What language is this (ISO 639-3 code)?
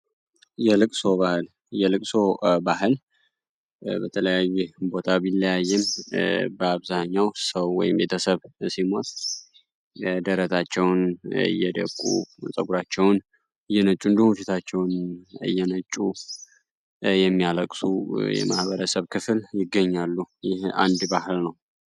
amh